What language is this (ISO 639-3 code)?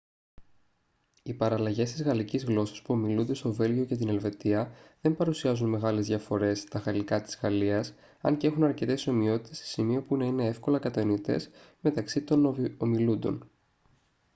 ell